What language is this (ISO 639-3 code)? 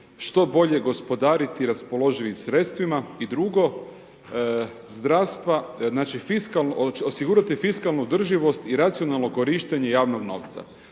hrv